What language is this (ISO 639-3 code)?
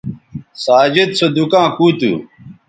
btv